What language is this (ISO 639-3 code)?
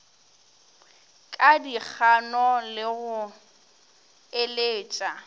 nso